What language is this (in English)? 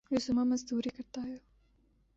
Urdu